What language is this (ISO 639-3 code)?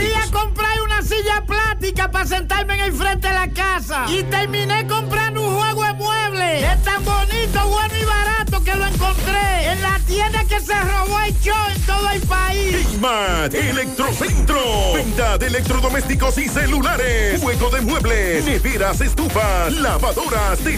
spa